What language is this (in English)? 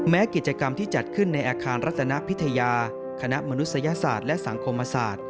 Thai